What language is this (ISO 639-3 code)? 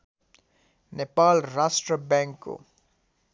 nep